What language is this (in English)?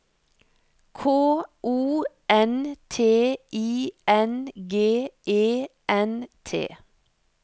Norwegian